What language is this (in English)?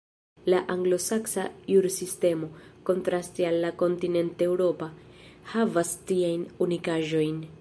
Esperanto